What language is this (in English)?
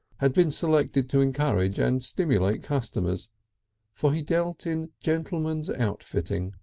English